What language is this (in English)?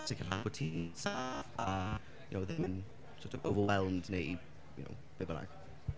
Welsh